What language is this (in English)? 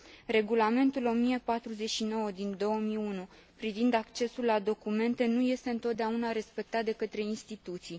Romanian